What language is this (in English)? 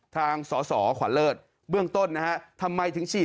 Thai